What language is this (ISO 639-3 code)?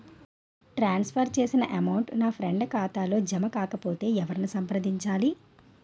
tel